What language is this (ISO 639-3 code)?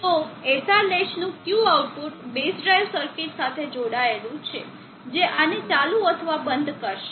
guj